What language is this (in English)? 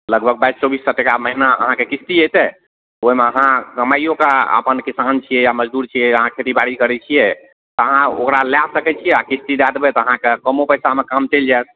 Maithili